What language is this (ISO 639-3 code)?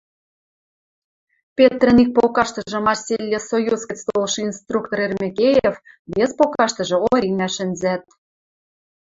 mrj